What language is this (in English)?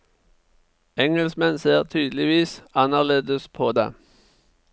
Norwegian